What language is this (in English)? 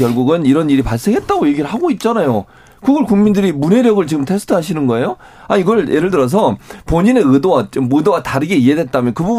Korean